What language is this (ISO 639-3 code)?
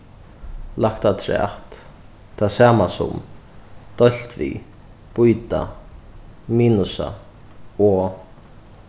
fao